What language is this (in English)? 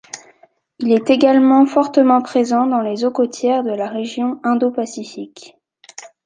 French